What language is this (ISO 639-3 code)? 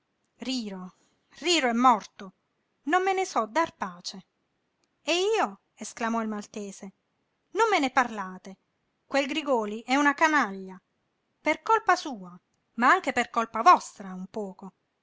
ita